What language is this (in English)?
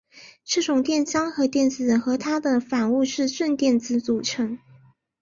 Chinese